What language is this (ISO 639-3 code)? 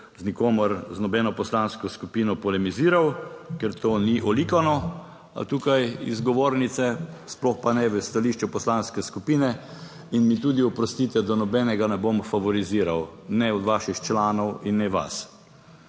slv